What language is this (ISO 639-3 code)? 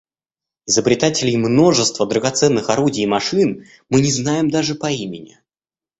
rus